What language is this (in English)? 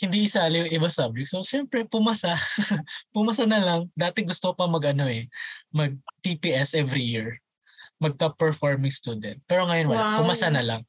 Filipino